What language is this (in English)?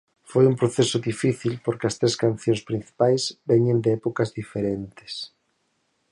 Galician